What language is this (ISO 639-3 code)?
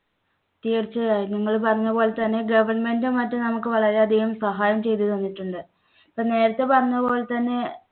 mal